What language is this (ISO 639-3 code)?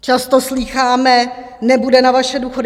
ces